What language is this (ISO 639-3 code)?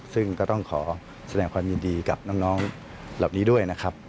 tha